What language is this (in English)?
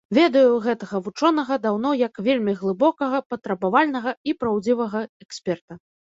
Belarusian